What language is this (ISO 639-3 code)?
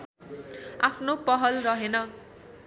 nep